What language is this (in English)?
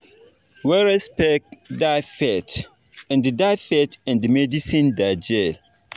Nigerian Pidgin